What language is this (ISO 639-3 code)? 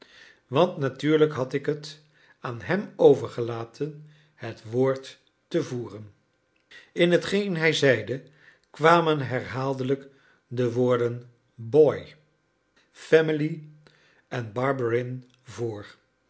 nld